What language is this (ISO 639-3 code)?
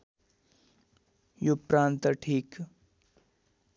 nep